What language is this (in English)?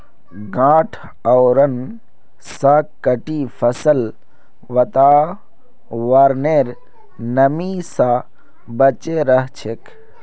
Magahi